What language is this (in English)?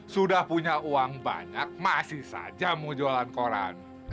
Indonesian